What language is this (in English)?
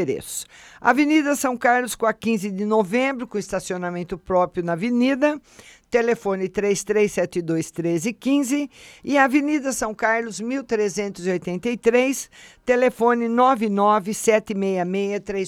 Portuguese